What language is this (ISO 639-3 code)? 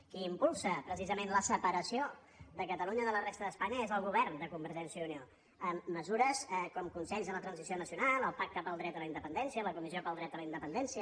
cat